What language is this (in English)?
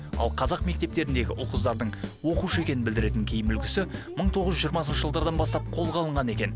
Kazakh